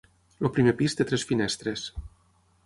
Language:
Catalan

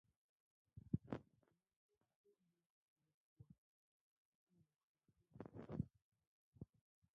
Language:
Ngiemboon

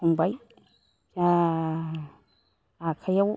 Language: Bodo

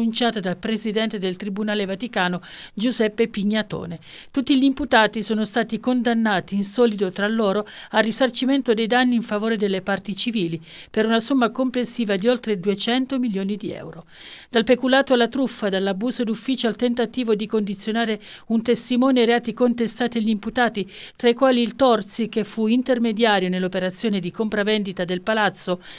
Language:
Italian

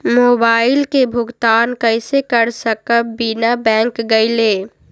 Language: Magahi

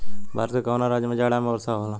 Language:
Bhojpuri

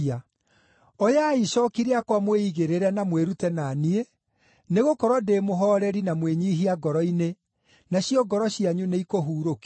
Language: Kikuyu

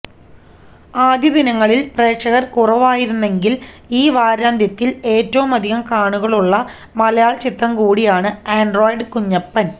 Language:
Malayalam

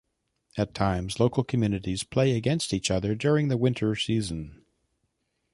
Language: English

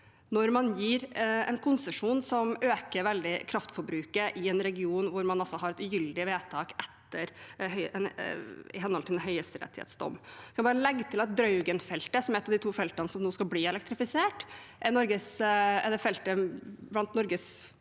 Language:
Norwegian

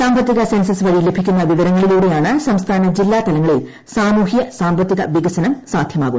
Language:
Malayalam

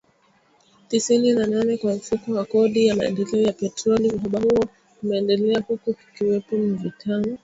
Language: Swahili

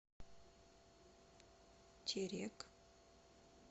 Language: Russian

